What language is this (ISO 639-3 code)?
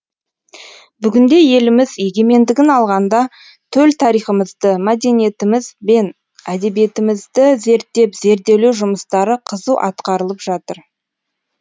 kaz